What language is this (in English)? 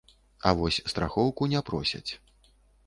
Belarusian